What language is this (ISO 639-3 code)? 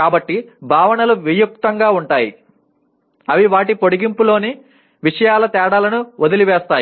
tel